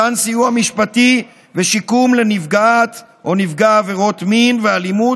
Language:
Hebrew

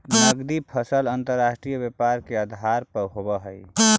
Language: Magahi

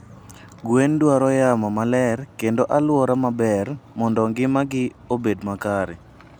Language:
Luo (Kenya and Tanzania)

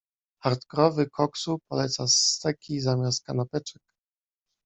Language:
Polish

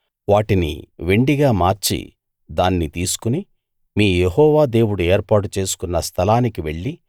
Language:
Telugu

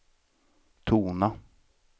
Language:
Swedish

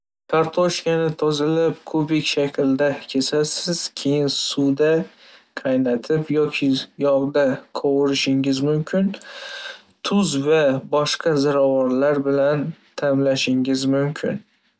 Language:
Uzbek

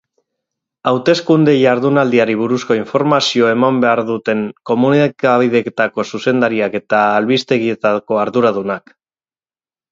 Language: Basque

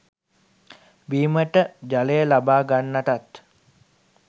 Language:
Sinhala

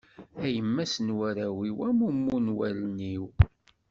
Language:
Kabyle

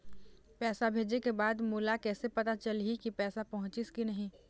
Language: Chhattisgarhi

